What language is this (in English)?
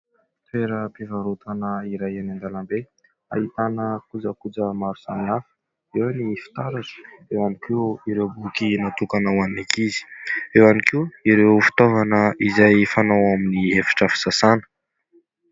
Malagasy